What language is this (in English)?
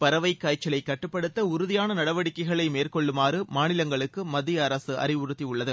Tamil